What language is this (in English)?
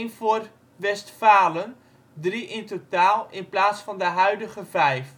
Dutch